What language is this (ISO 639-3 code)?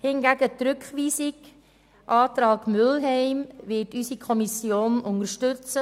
gsw